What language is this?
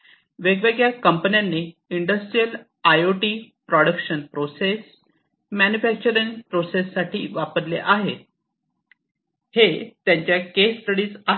Marathi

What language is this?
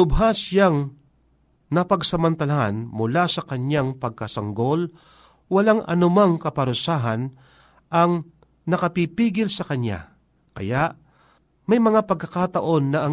Filipino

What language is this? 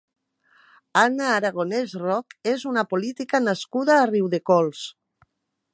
Catalan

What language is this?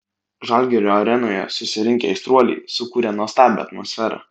Lithuanian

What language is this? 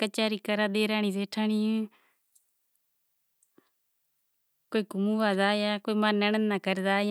Kachi Koli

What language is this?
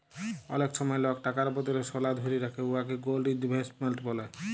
Bangla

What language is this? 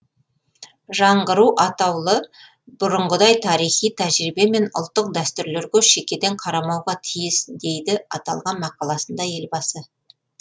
Kazakh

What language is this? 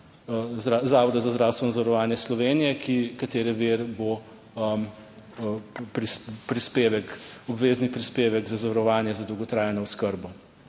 Slovenian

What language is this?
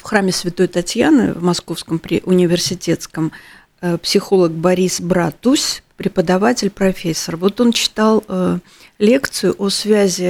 Russian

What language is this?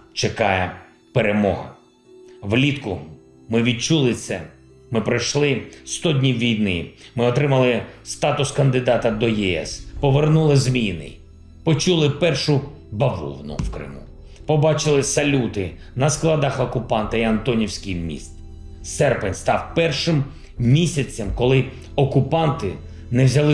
Ukrainian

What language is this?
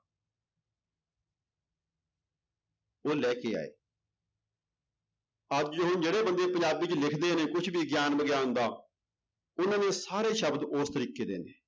Punjabi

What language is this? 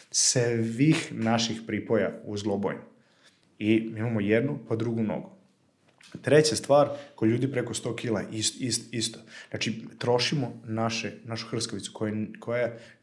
Croatian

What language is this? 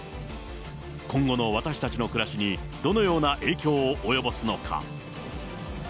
Japanese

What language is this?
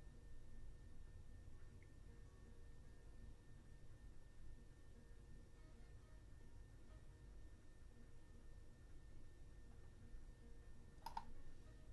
German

